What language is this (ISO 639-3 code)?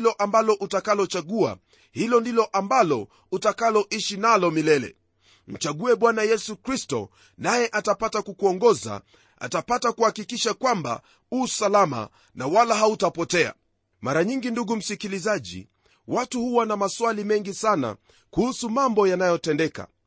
swa